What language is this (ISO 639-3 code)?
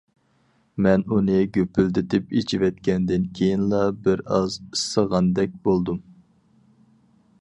uig